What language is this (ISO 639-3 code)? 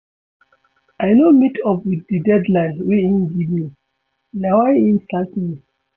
pcm